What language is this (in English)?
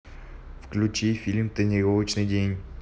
Russian